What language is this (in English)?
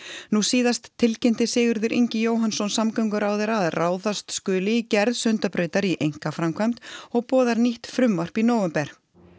Icelandic